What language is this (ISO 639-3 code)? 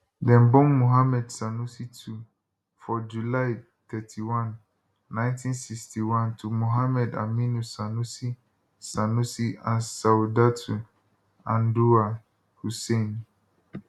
pcm